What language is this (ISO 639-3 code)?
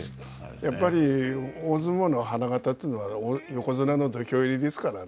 jpn